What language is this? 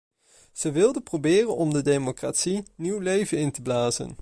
Dutch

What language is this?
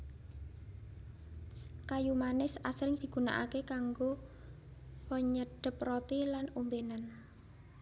Javanese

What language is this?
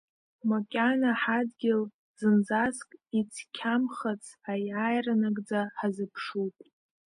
Abkhazian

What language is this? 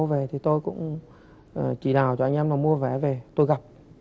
Vietnamese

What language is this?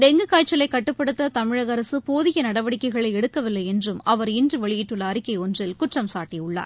Tamil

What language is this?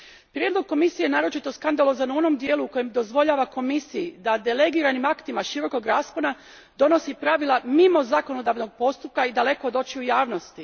Croatian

